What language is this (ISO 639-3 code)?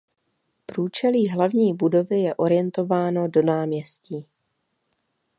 ces